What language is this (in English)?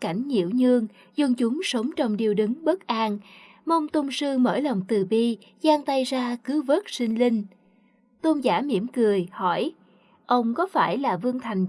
Vietnamese